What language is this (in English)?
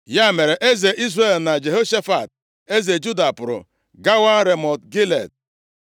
Igbo